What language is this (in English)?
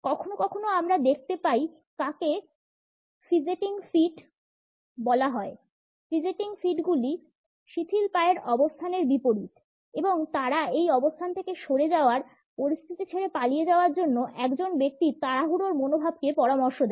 Bangla